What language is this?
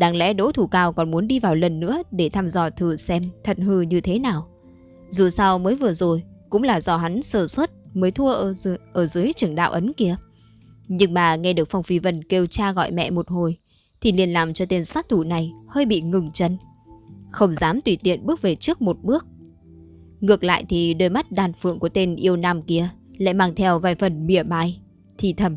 Vietnamese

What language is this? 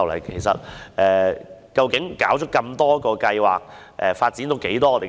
Cantonese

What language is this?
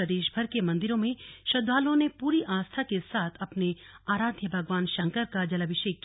Hindi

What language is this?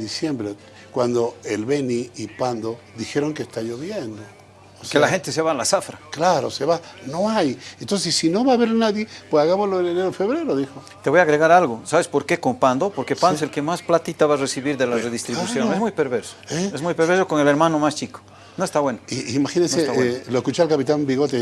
Spanish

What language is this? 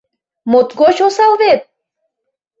Mari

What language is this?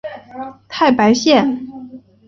Chinese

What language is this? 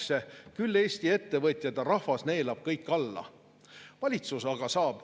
Estonian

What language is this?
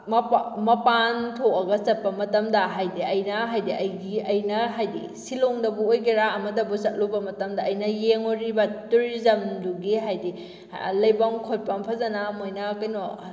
Manipuri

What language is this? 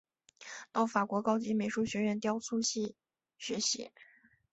Chinese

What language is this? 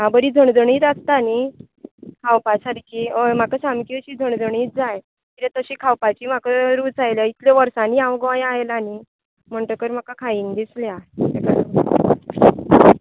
Konkani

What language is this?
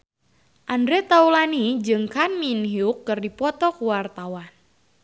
Sundanese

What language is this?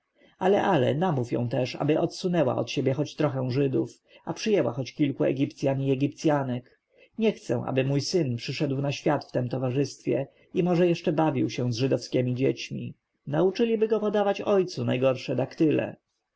Polish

